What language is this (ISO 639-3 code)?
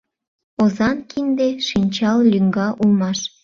chm